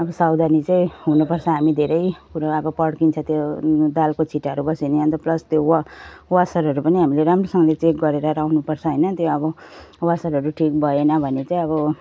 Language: Nepali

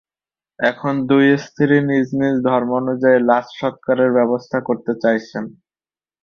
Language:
Bangla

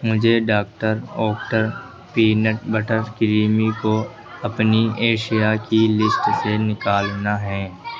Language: Urdu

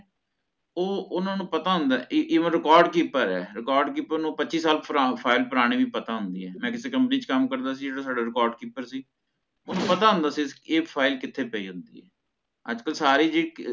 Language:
Punjabi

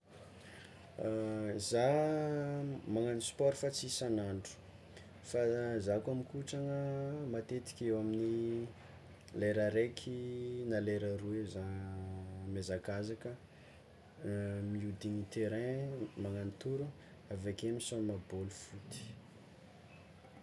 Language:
Tsimihety Malagasy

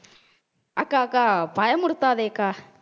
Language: Tamil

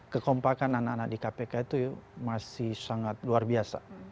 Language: Indonesian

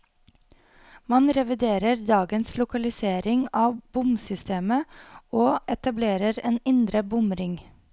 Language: Norwegian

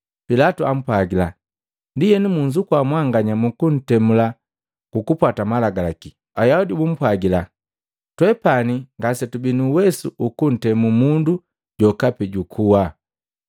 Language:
Matengo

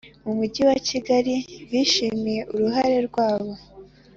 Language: Kinyarwanda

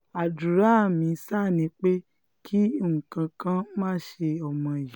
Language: Yoruba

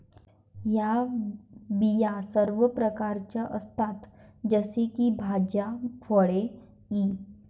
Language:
Marathi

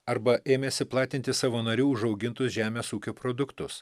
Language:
Lithuanian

